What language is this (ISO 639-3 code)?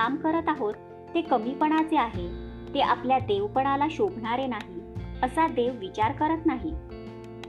mar